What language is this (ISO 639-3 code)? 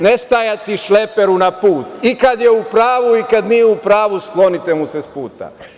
srp